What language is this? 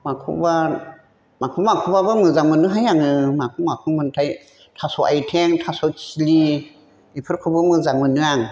Bodo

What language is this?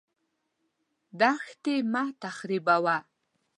Pashto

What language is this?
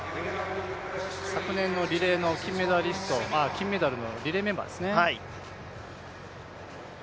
Japanese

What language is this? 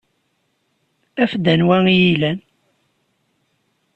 Kabyle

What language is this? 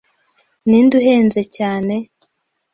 Kinyarwanda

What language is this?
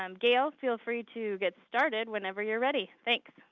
English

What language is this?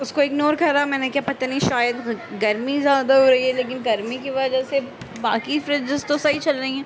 Urdu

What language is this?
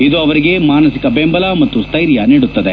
Kannada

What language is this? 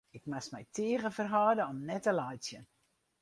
Western Frisian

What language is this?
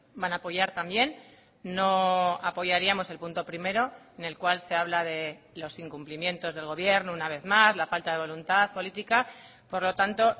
Spanish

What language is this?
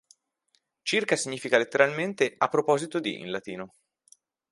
Italian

